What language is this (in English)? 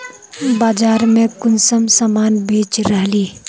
Magahi